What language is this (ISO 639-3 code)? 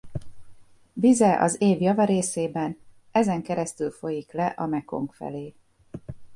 hun